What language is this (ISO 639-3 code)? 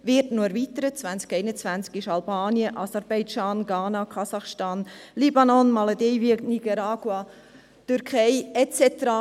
gsw